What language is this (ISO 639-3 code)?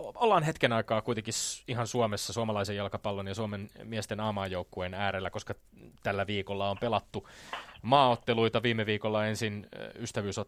fin